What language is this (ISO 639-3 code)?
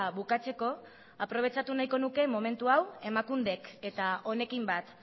eus